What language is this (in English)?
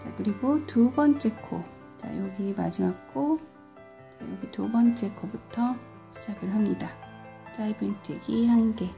Korean